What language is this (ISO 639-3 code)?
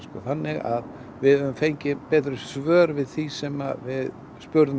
isl